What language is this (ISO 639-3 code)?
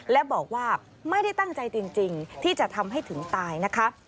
tha